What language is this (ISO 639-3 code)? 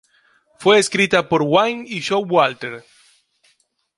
spa